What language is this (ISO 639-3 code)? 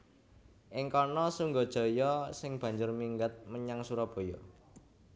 jav